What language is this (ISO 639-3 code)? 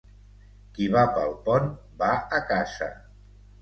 cat